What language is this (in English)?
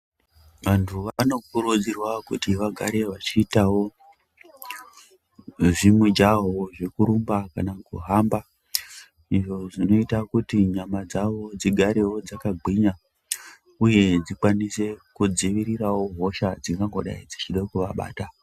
Ndau